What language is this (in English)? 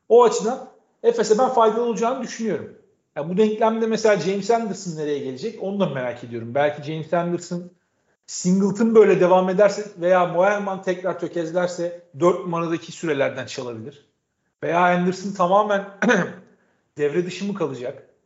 Turkish